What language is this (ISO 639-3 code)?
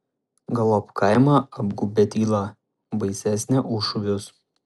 lit